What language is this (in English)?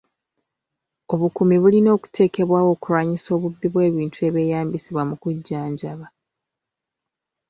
Ganda